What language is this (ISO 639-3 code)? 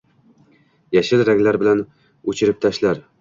uzb